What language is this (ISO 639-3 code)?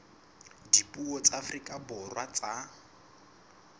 sot